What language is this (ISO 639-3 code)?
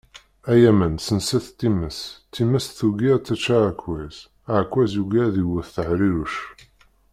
kab